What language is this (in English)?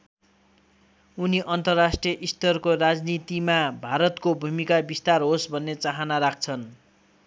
Nepali